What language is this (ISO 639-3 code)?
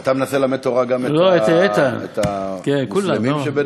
heb